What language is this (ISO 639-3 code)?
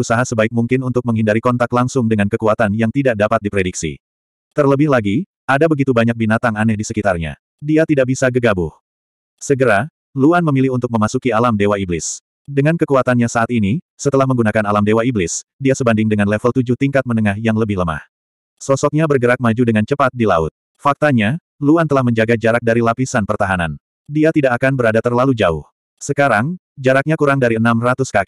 ind